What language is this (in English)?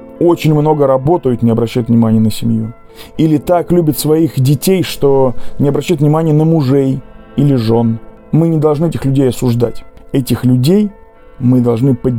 Russian